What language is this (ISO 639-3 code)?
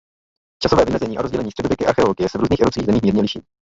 ces